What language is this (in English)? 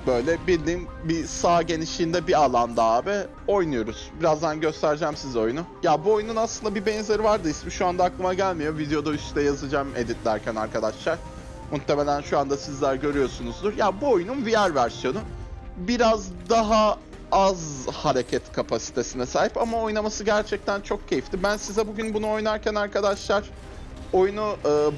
Turkish